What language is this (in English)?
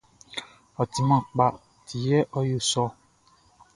Baoulé